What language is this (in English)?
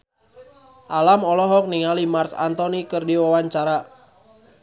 Sundanese